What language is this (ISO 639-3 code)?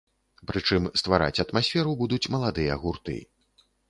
bel